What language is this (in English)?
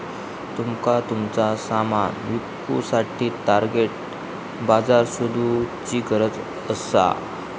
Marathi